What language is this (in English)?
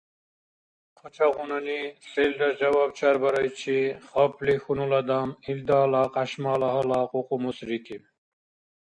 Dargwa